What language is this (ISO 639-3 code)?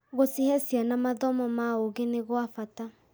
kik